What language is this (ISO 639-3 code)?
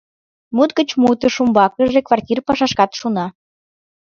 chm